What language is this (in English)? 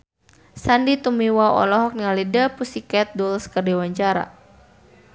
Sundanese